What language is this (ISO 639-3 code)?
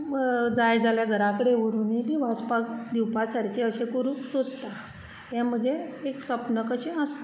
kok